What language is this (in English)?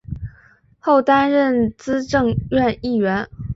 Chinese